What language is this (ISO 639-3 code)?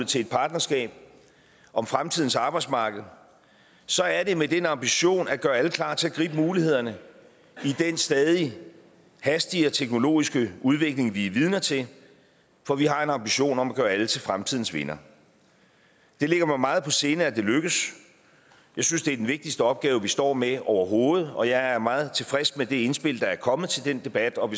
dan